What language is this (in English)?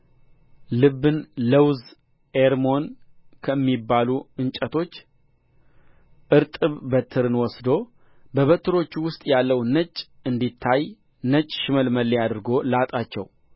Amharic